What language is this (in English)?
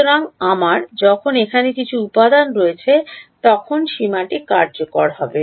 Bangla